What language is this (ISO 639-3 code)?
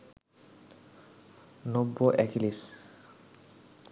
ben